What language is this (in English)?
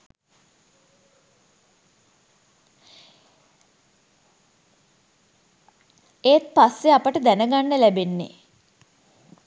Sinhala